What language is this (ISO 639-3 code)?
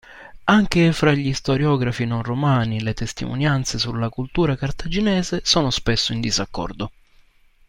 ita